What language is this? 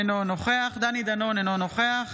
Hebrew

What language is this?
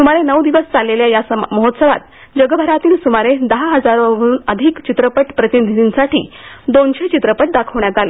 Marathi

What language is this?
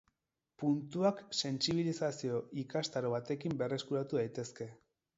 Basque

